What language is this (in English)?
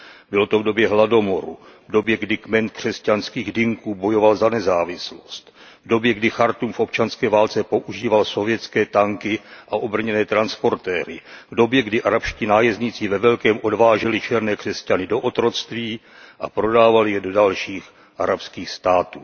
Czech